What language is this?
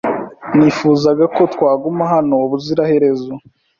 Kinyarwanda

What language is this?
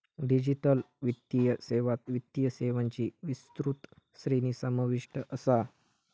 Marathi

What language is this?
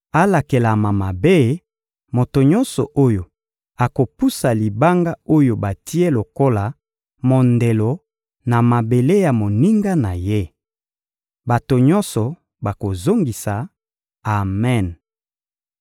Lingala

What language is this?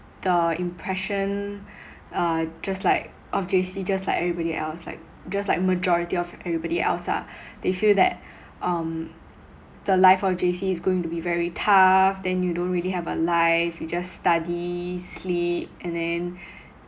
English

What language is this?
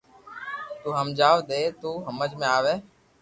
Loarki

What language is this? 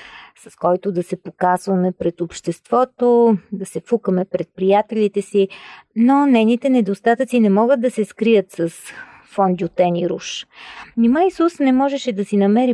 Bulgarian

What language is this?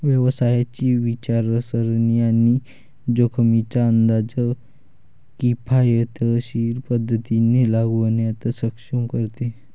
Marathi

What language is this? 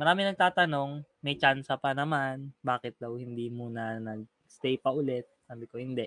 Filipino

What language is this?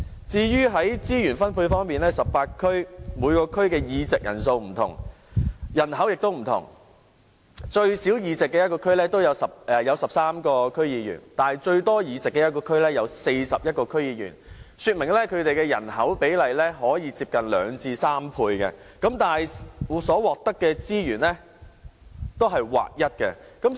Cantonese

